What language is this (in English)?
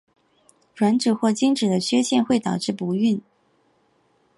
Chinese